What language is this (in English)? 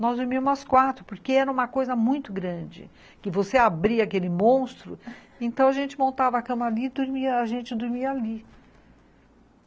Portuguese